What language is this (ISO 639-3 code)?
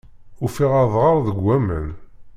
kab